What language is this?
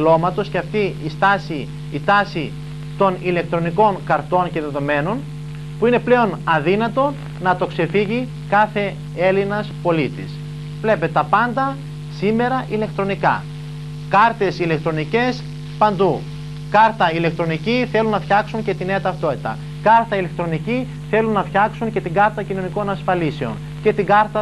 Greek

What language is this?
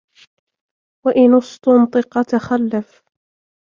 Arabic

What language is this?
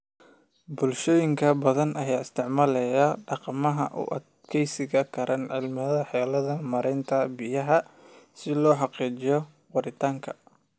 Somali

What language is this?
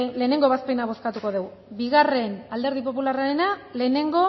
Basque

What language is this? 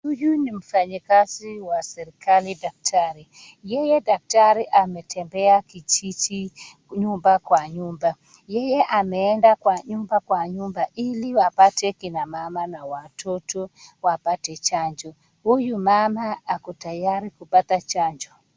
Swahili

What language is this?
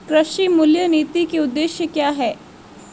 Hindi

